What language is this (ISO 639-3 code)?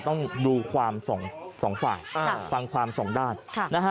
tha